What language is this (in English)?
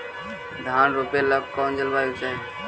Magahi